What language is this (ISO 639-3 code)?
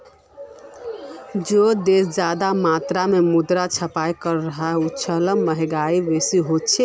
mag